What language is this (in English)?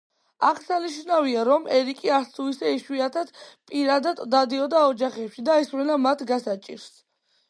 Georgian